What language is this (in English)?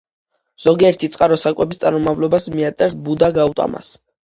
Georgian